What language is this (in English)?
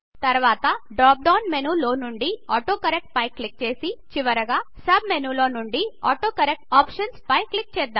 Telugu